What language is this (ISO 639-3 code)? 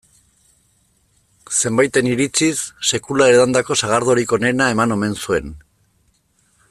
eus